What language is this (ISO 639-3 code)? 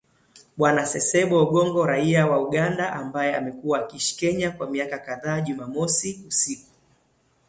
swa